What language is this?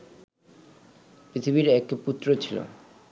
Bangla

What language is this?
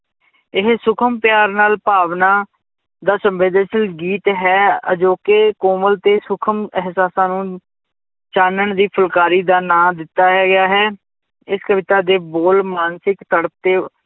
Punjabi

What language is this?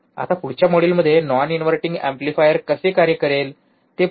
Marathi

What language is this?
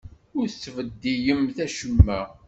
Kabyle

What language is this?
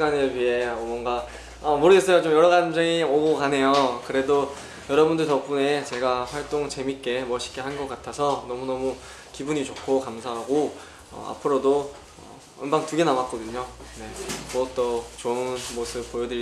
Korean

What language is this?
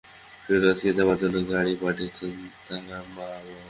Bangla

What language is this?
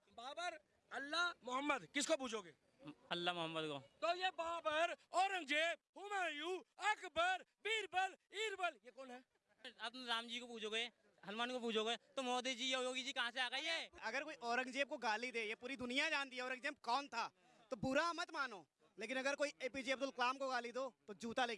Hindi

